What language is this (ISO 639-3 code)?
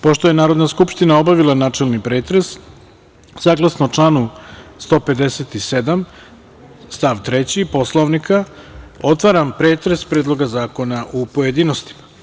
srp